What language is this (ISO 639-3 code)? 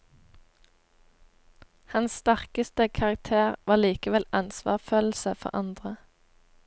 nor